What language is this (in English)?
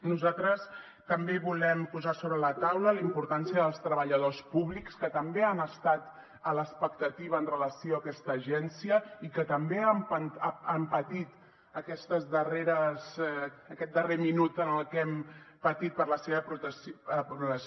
Catalan